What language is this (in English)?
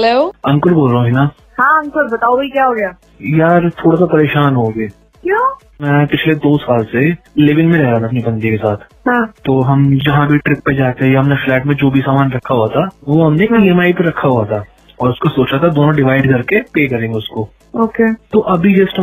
Hindi